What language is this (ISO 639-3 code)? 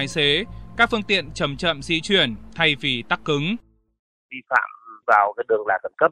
vie